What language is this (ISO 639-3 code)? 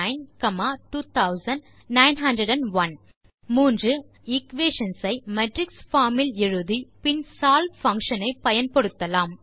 tam